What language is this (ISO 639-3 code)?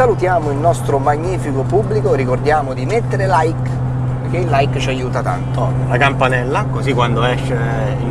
ita